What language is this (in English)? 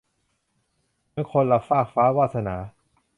Thai